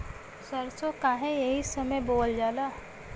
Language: Bhojpuri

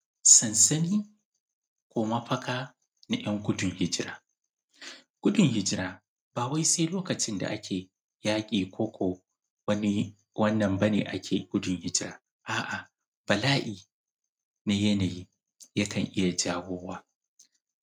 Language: Hausa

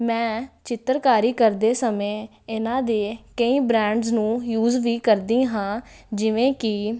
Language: Punjabi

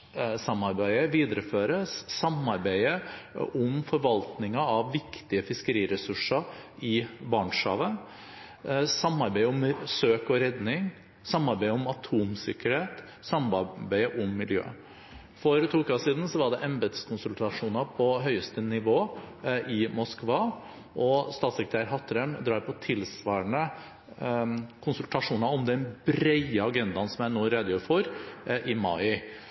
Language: Norwegian Bokmål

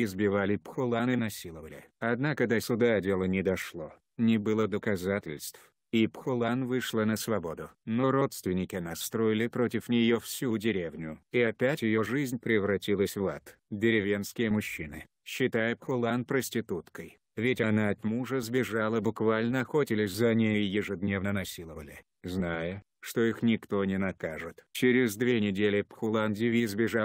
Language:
Russian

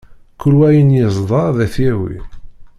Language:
Kabyle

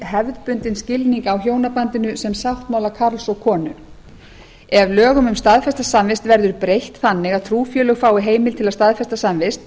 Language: Icelandic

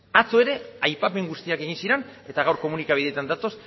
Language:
Basque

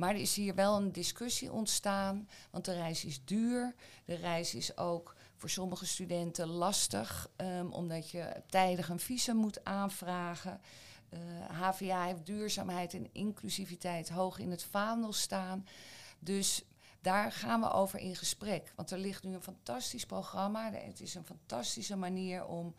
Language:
Dutch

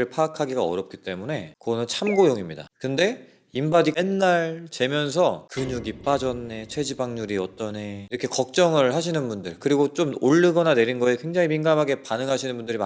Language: Korean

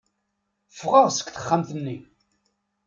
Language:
Kabyle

